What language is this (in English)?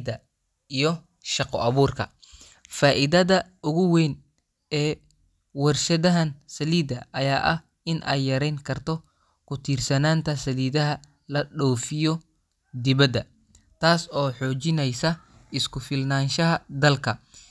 Somali